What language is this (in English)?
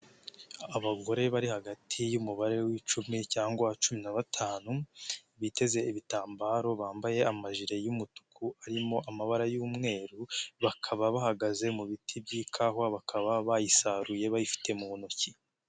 Kinyarwanda